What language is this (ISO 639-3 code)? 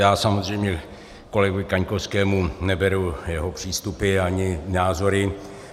ces